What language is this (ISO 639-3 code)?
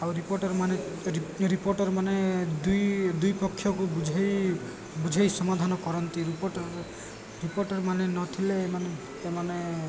ori